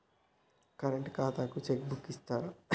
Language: Telugu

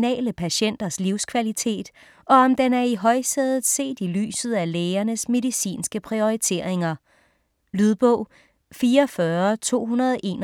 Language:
Danish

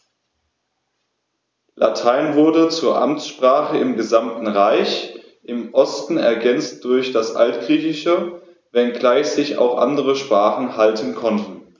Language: German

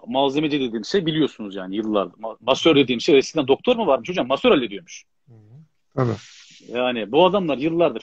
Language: Turkish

